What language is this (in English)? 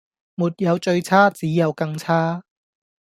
Cantonese